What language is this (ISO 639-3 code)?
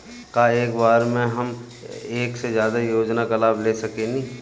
bho